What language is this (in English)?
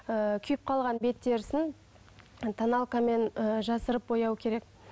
Kazakh